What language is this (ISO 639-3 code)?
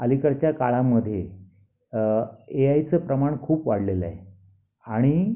mar